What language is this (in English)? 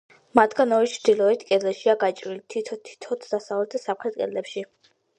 Georgian